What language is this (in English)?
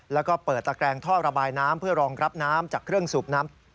Thai